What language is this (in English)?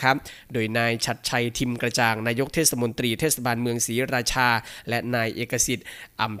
Thai